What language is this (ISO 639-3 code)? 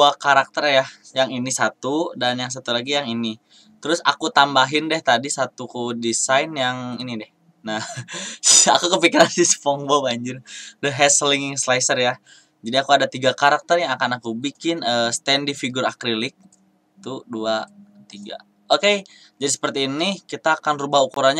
ind